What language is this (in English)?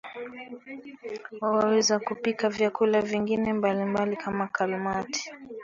Swahili